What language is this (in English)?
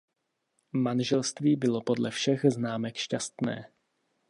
Czech